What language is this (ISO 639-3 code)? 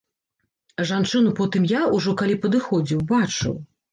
bel